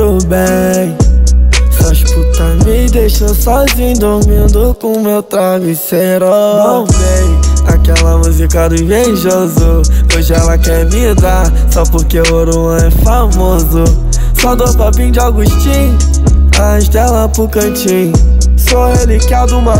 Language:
Portuguese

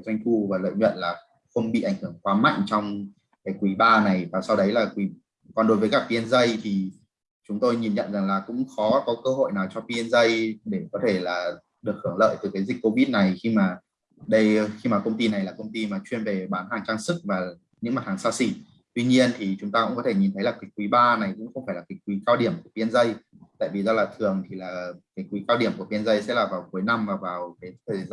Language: Vietnamese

